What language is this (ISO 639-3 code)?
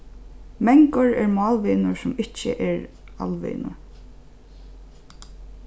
fao